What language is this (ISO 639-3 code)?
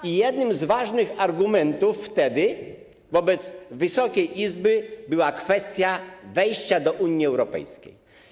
pol